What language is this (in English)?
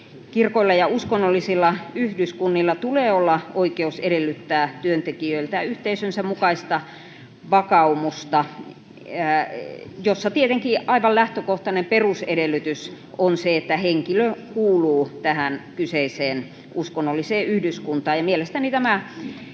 Finnish